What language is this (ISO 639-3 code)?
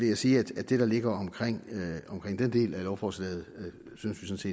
dan